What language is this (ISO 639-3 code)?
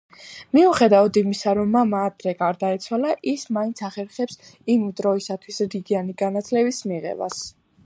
kat